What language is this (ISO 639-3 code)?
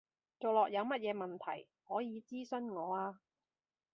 yue